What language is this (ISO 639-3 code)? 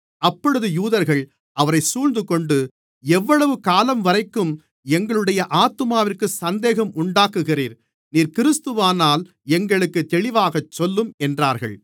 tam